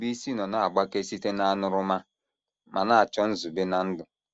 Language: Igbo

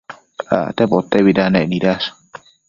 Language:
Matsés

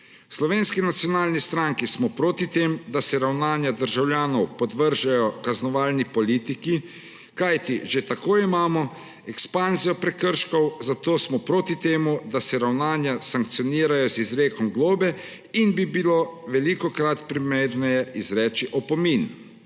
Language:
Slovenian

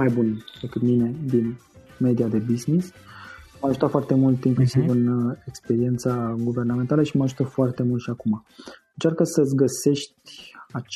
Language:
Romanian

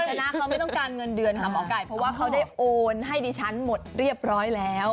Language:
Thai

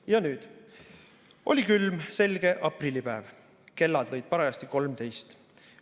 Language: Estonian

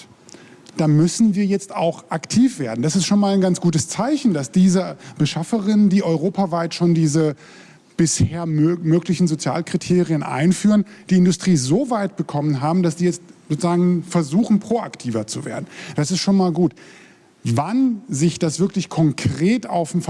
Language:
German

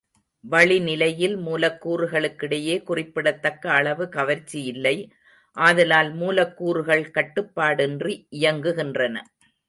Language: Tamil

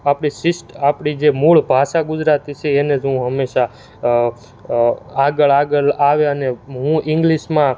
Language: Gujarati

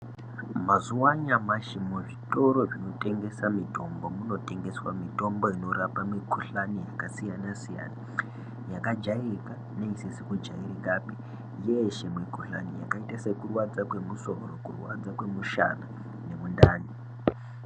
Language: Ndau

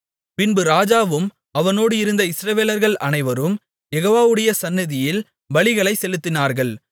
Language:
Tamil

